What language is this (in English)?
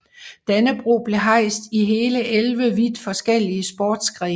Danish